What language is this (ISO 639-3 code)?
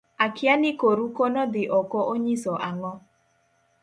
luo